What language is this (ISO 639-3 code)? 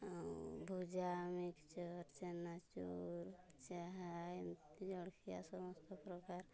ori